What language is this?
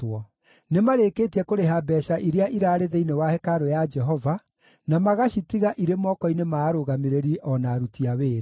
Kikuyu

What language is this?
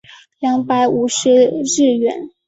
Chinese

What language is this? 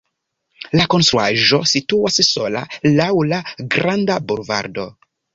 Esperanto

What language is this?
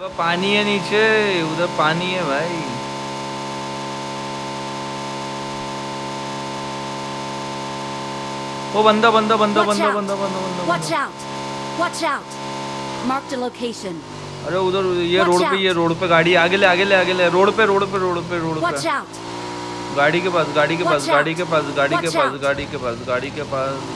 Dzongkha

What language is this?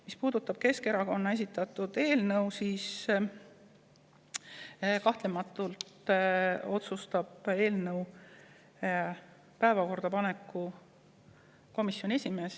Estonian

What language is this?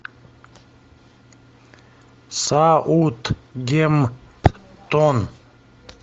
Russian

